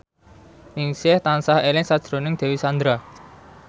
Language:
Javanese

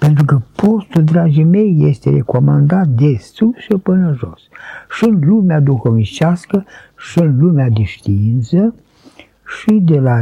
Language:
Romanian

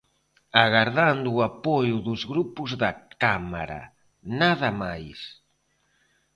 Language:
Galician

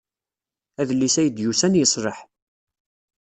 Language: Kabyle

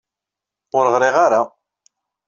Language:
Kabyle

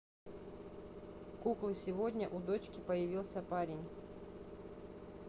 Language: Russian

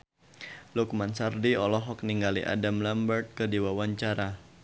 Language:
Sundanese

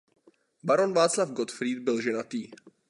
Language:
Czech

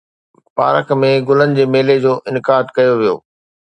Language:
Sindhi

